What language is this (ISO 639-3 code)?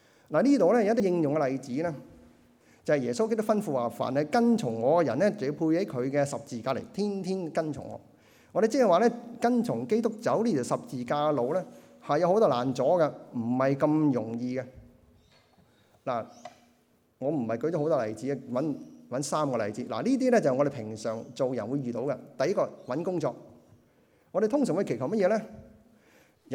zho